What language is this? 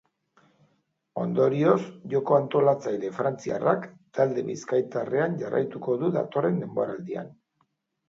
Basque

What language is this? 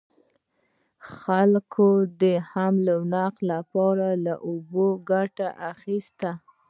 Pashto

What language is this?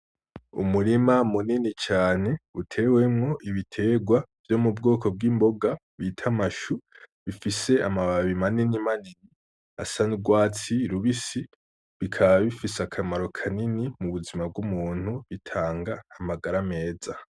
Rundi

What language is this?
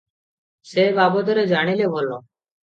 Odia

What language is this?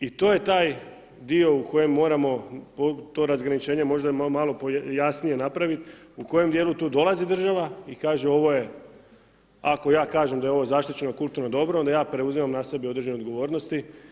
Croatian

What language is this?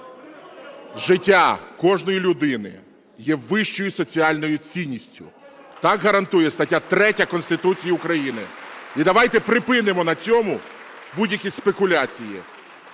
Ukrainian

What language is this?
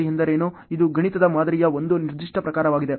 Kannada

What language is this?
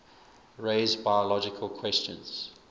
English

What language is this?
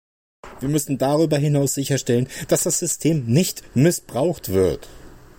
German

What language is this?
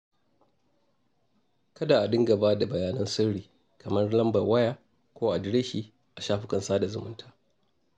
Hausa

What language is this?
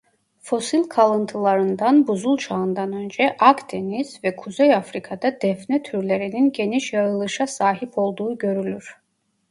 Turkish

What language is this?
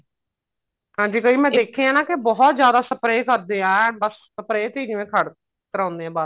Punjabi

